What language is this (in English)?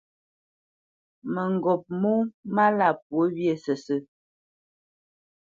Bamenyam